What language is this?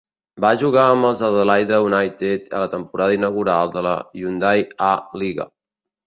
Catalan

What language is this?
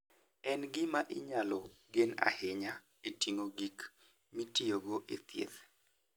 Luo (Kenya and Tanzania)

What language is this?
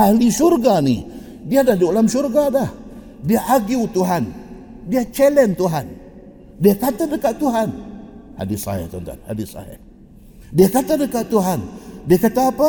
Malay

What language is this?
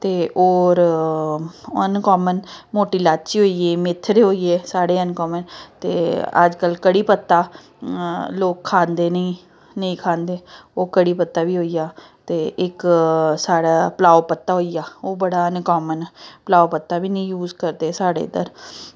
Dogri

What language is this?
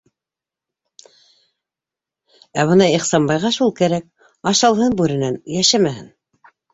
Bashkir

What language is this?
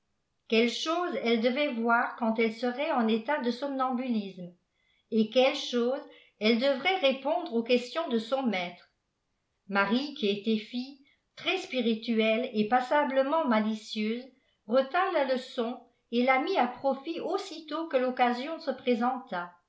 French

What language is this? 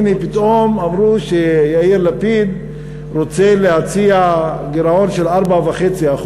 Hebrew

